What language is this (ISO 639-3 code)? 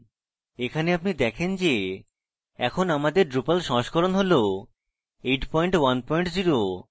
ben